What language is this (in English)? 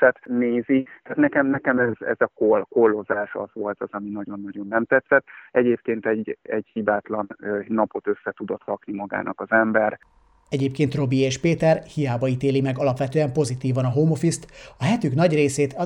Hungarian